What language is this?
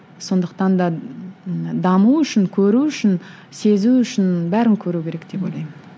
Kazakh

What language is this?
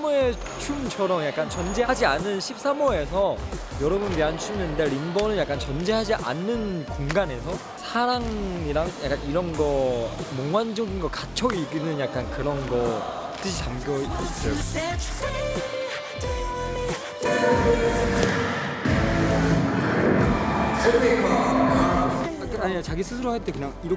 Korean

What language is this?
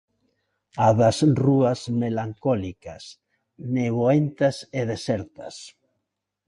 Galician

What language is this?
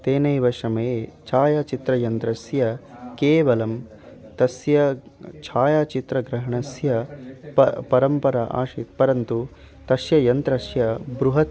Sanskrit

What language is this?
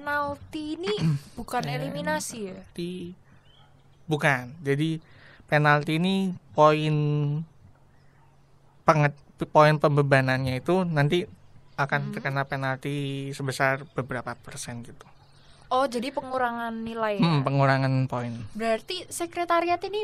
Indonesian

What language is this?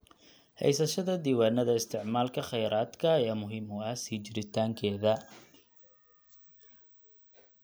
Somali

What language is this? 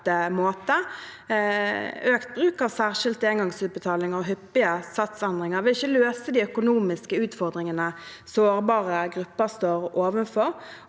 Norwegian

